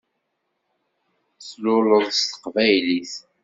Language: Kabyle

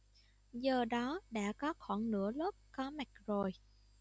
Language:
Vietnamese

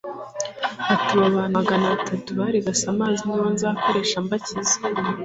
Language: Kinyarwanda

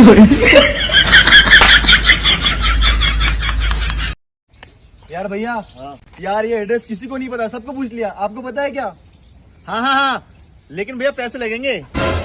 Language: Hindi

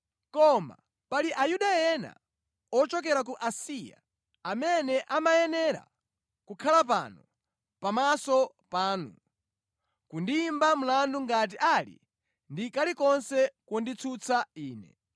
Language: Nyanja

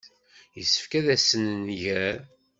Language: Kabyle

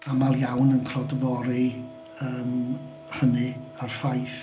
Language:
Welsh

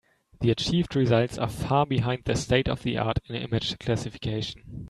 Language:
English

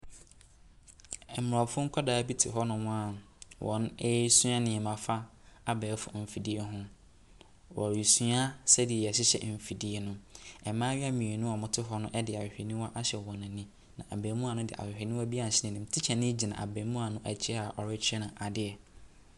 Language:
Akan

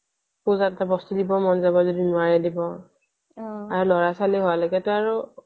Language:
Assamese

